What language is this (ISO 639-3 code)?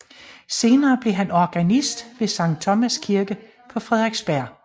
dan